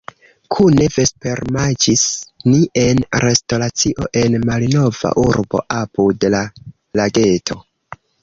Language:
Esperanto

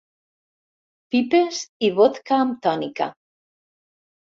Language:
Catalan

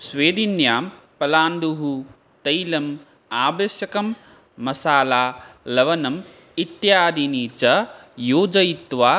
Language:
Sanskrit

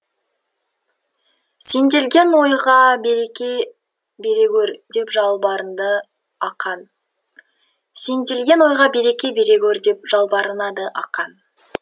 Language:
Kazakh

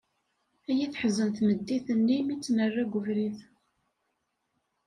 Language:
Kabyle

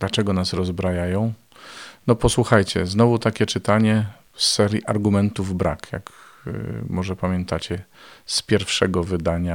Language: Polish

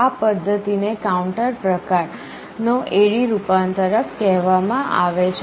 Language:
Gujarati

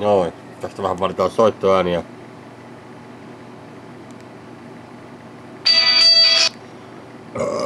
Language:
Finnish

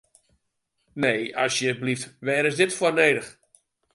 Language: Western Frisian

